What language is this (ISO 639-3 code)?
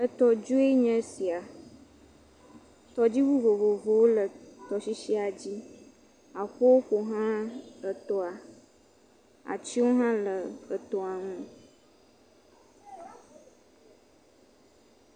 ewe